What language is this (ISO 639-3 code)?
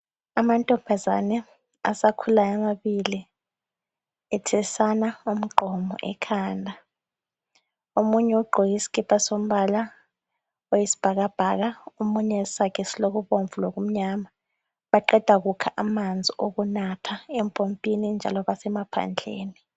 nde